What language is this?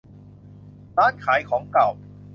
Thai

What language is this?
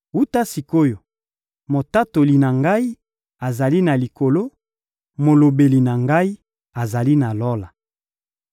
Lingala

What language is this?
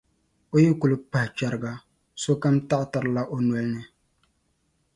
Dagbani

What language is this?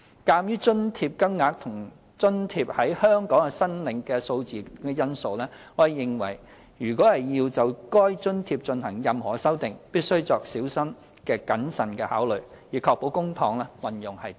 Cantonese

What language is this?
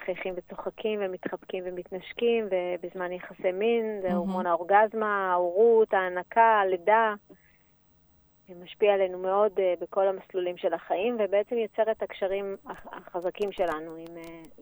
Hebrew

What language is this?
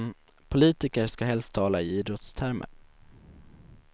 Swedish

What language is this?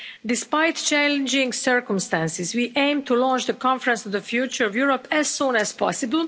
English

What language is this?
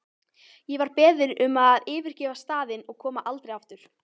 Icelandic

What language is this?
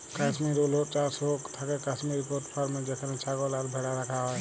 Bangla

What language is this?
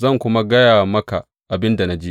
Hausa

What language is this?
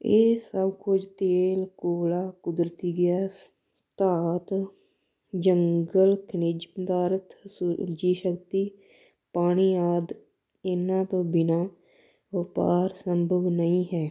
Punjabi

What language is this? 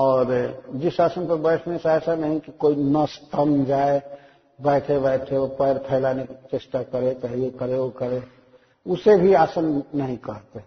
Hindi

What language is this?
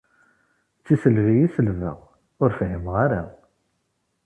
Kabyle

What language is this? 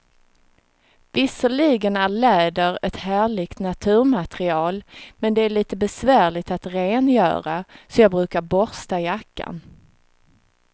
Swedish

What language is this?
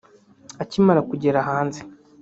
Kinyarwanda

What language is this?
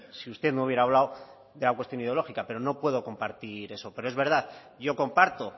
Spanish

